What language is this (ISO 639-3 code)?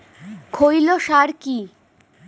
ben